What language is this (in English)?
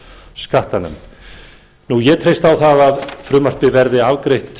Icelandic